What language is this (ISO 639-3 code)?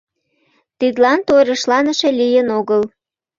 chm